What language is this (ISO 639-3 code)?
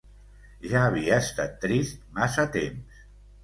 cat